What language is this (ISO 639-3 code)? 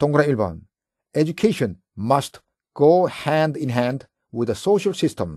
kor